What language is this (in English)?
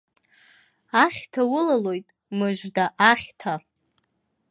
Abkhazian